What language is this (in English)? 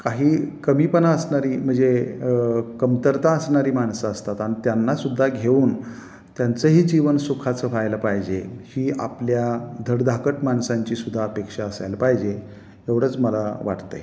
Marathi